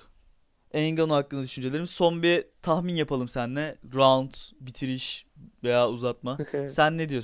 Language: Turkish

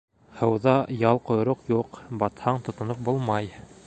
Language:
Bashkir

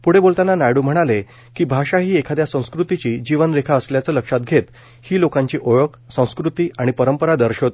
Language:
Marathi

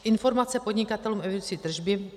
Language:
Czech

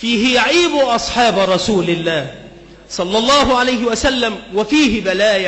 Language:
Arabic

